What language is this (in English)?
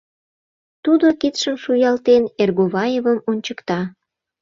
Mari